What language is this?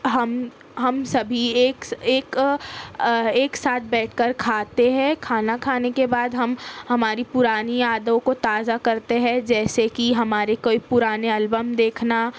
Urdu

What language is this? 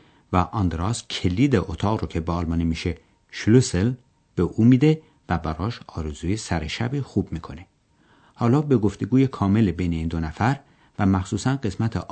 Persian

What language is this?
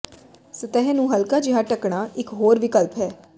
Punjabi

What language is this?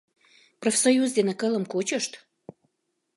Mari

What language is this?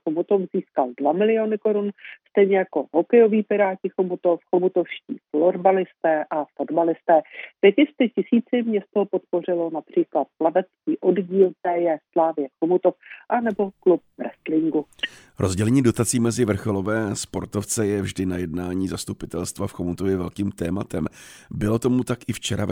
Czech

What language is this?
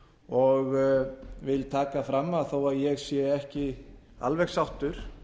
Icelandic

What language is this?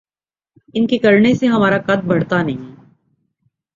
Urdu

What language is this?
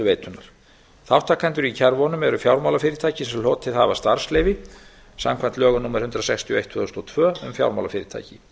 Icelandic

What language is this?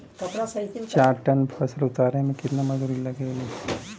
Bhojpuri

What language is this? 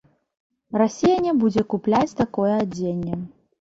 Belarusian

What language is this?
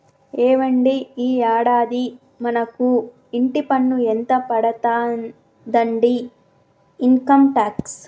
Telugu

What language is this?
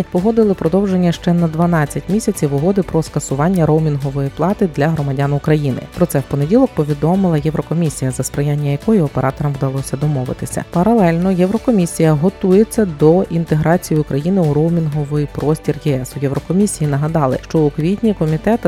Ukrainian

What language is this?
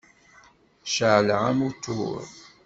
Kabyle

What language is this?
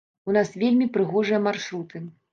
Belarusian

